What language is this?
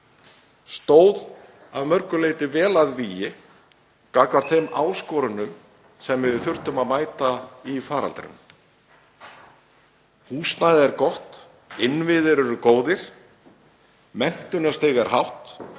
Icelandic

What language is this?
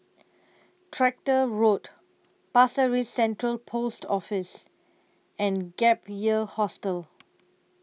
English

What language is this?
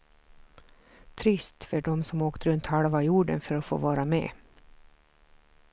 Swedish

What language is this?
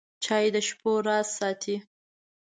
Pashto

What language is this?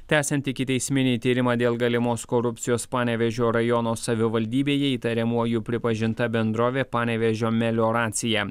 Lithuanian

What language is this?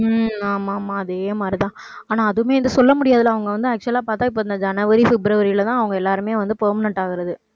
Tamil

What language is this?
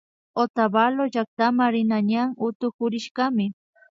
Imbabura Highland Quichua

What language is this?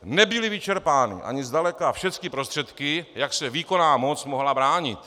Czech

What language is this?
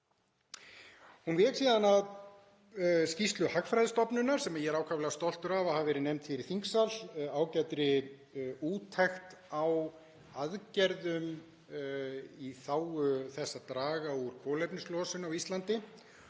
Icelandic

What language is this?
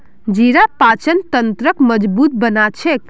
Magahi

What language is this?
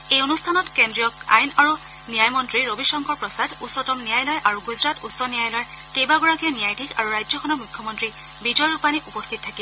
Assamese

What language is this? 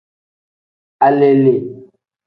Tem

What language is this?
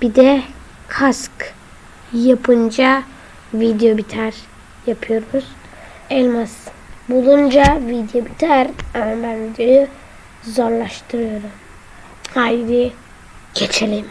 Turkish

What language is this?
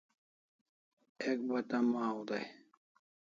Kalasha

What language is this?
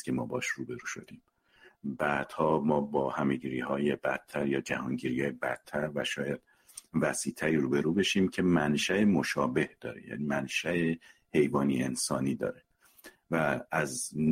Persian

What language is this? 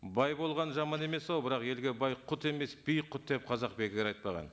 Kazakh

